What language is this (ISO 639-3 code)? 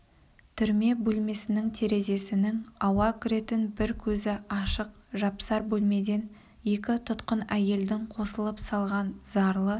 kaz